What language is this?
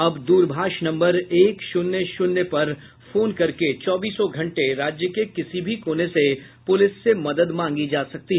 Hindi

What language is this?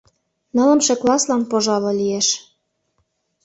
Mari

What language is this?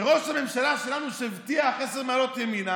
Hebrew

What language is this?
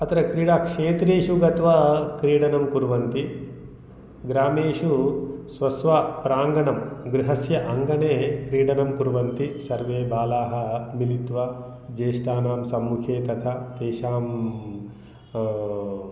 Sanskrit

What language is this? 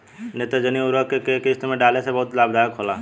Bhojpuri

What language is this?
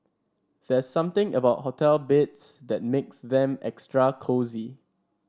English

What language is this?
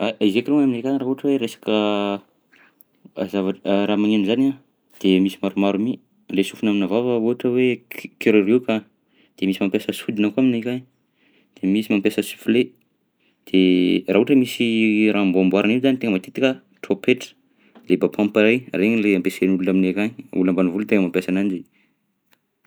Southern Betsimisaraka Malagasy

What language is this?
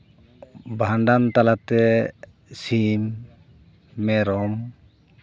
Santali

